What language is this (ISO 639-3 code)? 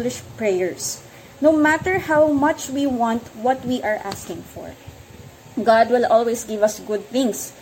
fil